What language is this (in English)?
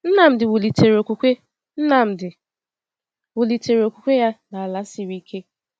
Igbo